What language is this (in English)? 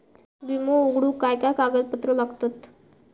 Marathi